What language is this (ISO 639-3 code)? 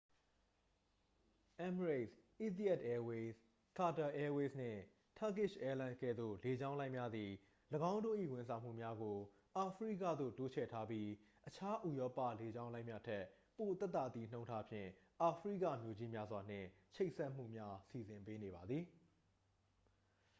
mya